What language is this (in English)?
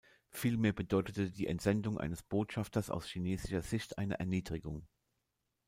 German